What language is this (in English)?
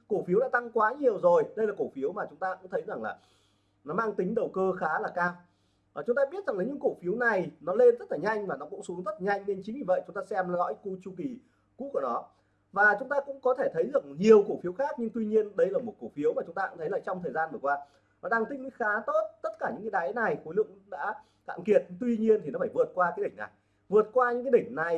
Vietnamese